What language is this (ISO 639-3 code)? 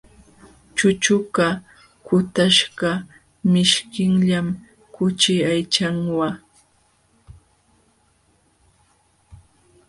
qxw